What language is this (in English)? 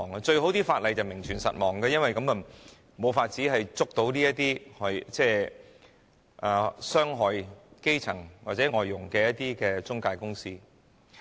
Cantonese